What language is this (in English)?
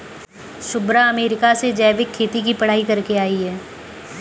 Hindi